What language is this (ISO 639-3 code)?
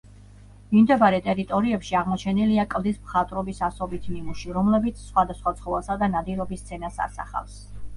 kat